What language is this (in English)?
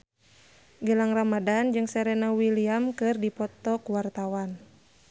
Sundanese